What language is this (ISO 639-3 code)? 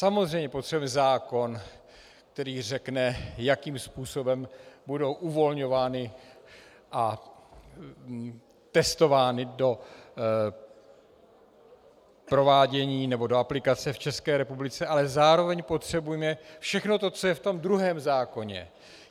ces